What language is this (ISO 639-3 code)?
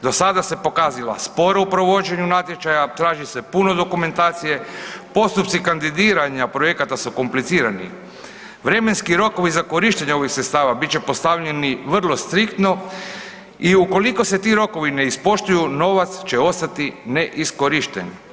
hrv